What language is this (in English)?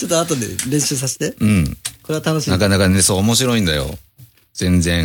Japanese